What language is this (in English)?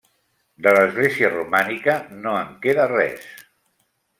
Catalan